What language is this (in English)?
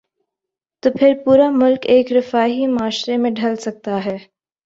Urdu